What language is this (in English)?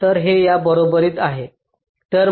Marathi